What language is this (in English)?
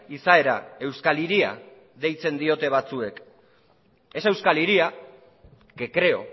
Basque